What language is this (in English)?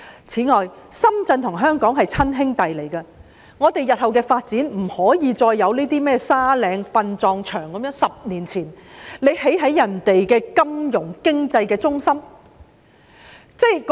Cantonese